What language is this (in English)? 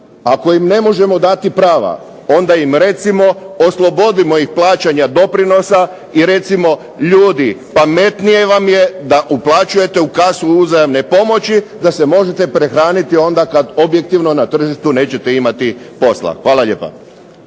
Croatian